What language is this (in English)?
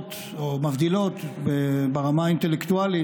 Hebrew